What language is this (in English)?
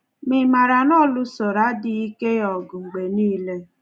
Igbo